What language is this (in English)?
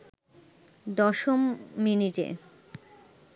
Bangla